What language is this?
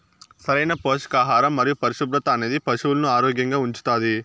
Telugu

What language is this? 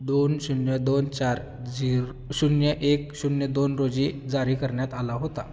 Marathi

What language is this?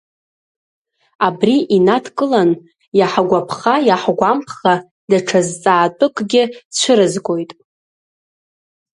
Abkhazian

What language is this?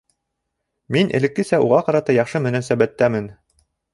Bashkir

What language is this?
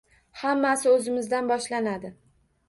Uzbek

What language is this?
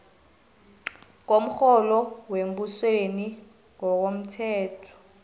South Ndebele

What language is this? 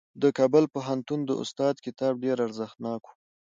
Pashto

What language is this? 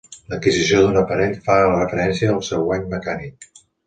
Catalan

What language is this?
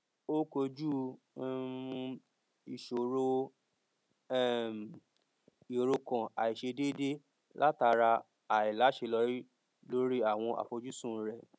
Yoruba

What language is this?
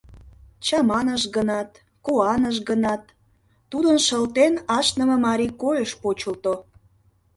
Mari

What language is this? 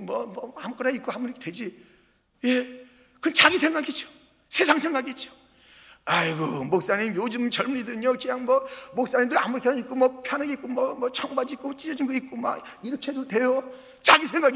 Korean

